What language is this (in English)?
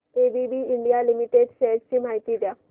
Marathi